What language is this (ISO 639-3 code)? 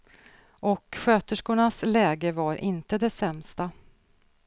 swe